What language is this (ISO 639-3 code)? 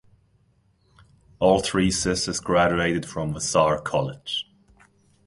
eng